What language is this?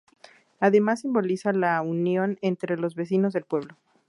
Spanish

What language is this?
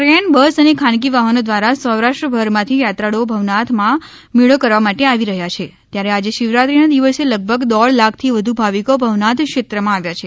Gujarati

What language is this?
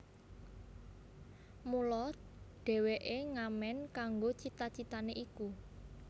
Javanese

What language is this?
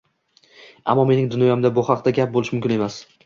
Uzbek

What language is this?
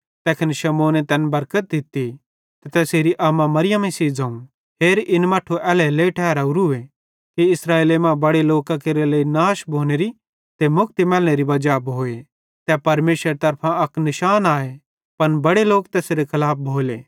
Bhadrawahi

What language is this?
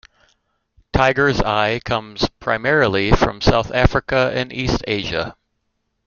English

